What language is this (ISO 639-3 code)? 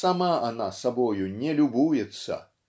rus